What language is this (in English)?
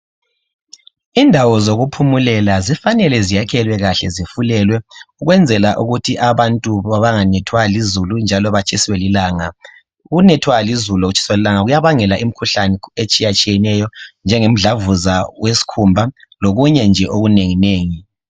North Ndebele